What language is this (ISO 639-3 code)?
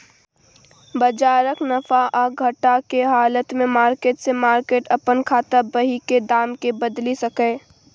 mai